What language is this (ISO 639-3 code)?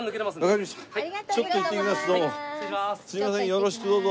jpn